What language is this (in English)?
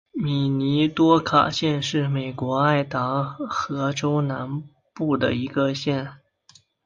Chinese